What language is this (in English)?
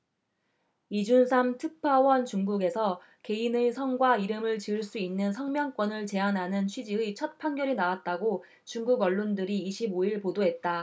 Korean